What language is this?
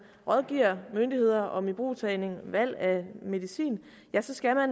Danish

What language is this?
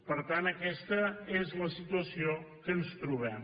Catalan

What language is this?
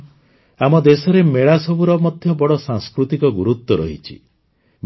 Odia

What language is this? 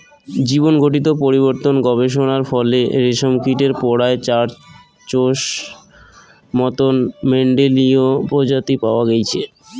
Bangla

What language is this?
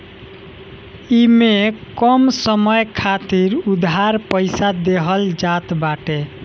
Bhojpuri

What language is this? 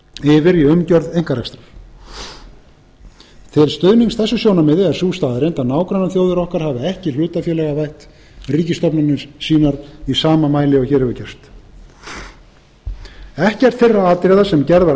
Icelandic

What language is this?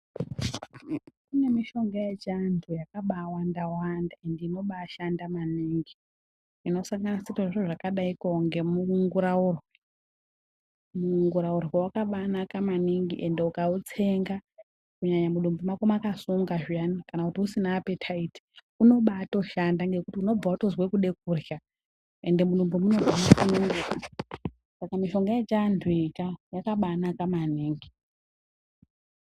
Ndau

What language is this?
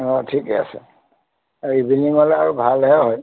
Assamese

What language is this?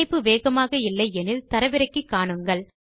Tamil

